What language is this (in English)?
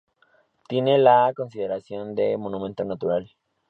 Spanish